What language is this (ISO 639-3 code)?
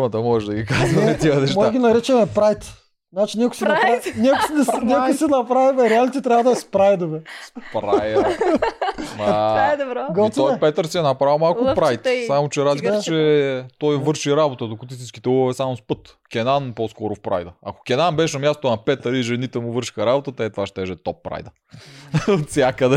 bul